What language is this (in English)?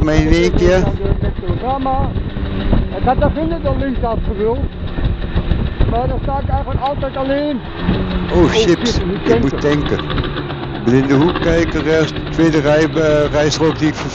Dutch